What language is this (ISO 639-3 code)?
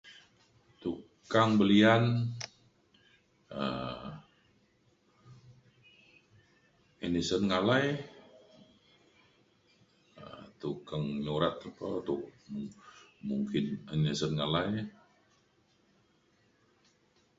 xkl